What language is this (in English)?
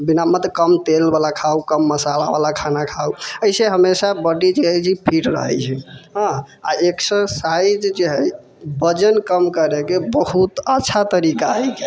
Maithili